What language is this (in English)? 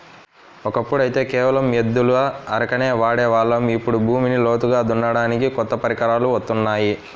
Telugu